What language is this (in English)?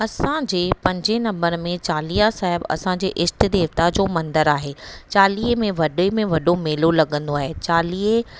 Sindhi